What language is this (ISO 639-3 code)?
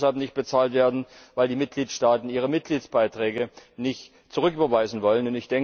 deu